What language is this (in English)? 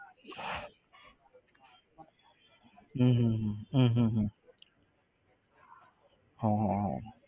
Gujarati